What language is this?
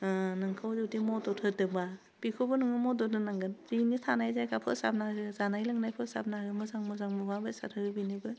Bodo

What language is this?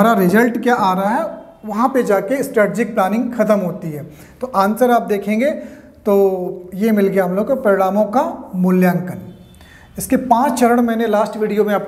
Hindi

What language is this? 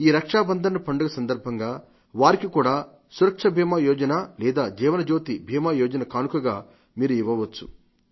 Telugu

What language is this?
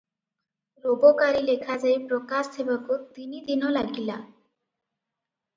Odia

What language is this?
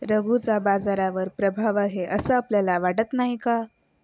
Marathi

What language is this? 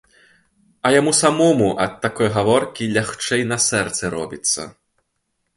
Belarusian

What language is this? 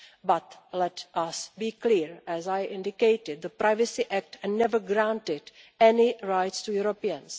English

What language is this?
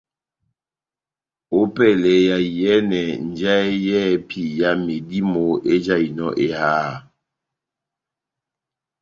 Batanga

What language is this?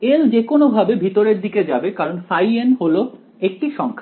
Bangla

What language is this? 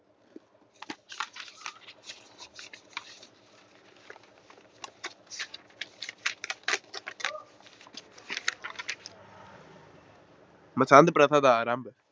Punjabi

